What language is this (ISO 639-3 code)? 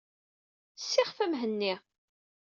kab